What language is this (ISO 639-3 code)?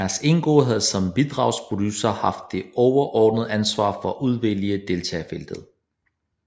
dan